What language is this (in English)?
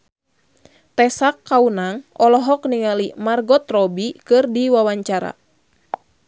Sundanese